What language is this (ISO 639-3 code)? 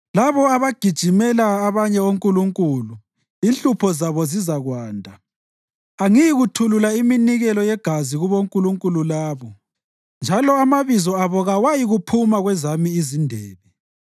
nde